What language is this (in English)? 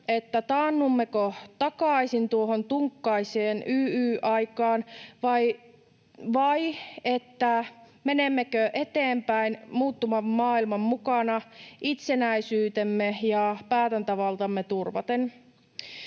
Finnish